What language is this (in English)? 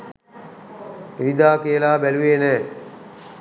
Sinhala